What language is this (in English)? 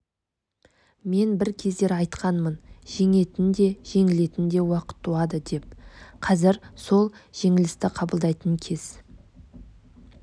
Kazakh